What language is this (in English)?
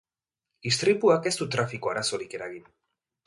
Basque